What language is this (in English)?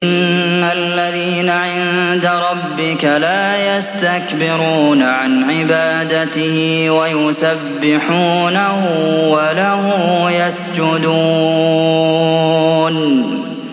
Arabic